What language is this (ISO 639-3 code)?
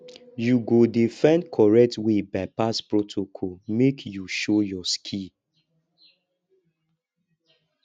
pcm